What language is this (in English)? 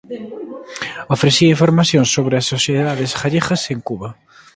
Galician